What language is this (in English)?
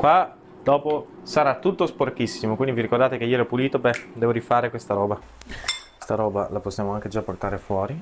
Italian